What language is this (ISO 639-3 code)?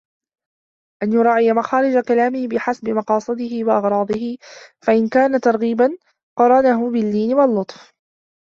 ara